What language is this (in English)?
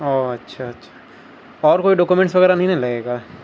Urdu